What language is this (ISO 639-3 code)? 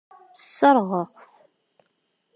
kab